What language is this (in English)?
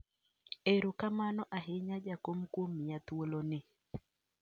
Luo (Kenya and Tanzania)